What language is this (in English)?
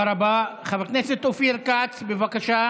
Hebrew